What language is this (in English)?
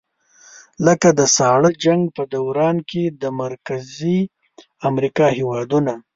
Pashto